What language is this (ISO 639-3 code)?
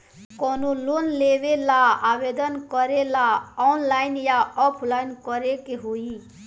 bho